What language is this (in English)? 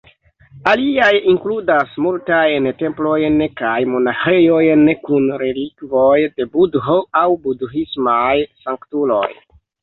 Esperanto